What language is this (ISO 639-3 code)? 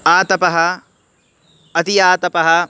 san